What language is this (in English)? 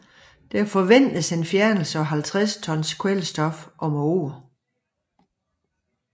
Danish